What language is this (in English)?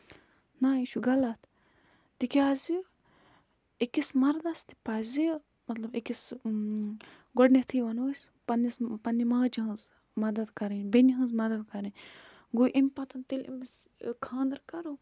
Kashmiri